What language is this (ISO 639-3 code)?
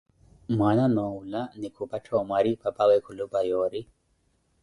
eko